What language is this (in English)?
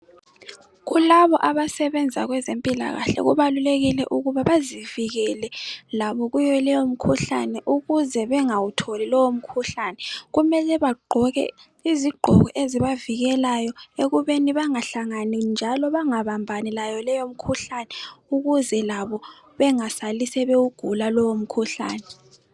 North Ndebele